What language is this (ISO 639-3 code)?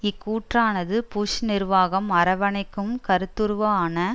tam